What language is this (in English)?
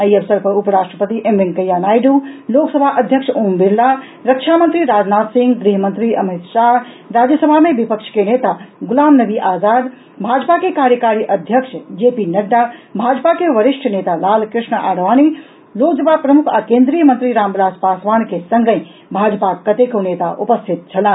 Maithili